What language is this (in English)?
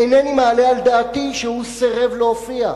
Hebrew